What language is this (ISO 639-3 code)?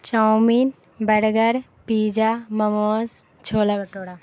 urd